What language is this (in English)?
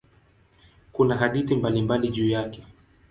Swahili